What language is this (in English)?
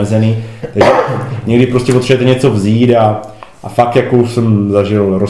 Czech